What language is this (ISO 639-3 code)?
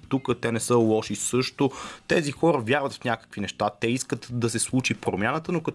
bul